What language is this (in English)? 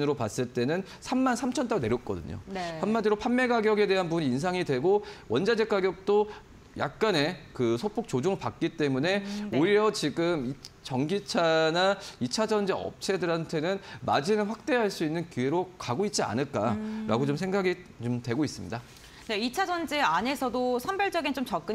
Korean